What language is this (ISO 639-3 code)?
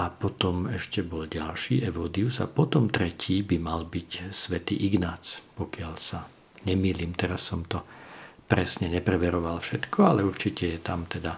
slk